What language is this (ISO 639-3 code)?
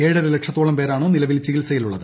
mal